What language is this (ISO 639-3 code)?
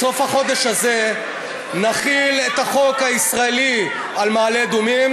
heb